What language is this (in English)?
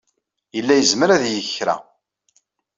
Kabyle